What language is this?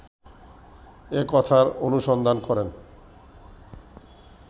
Bangla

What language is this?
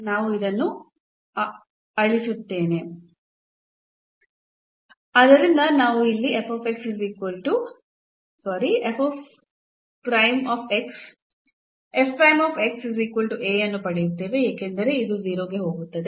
Kannada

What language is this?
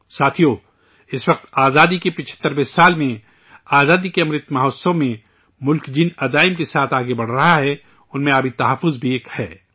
Urdu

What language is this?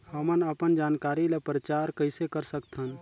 Chhattisgarhi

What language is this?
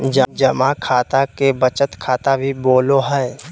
Magahi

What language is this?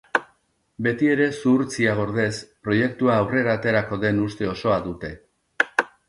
Basque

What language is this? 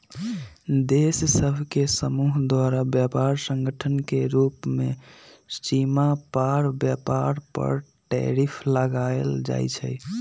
Magahi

